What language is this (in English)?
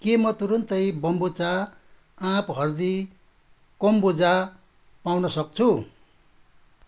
Nepali